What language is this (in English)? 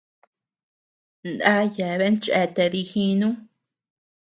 Tepeuxila Cuicatec